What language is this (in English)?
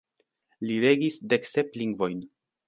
Esperanto